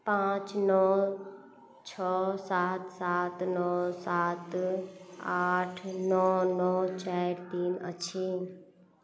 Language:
Maithili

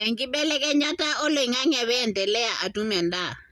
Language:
Masai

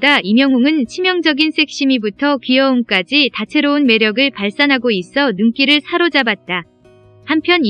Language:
Korean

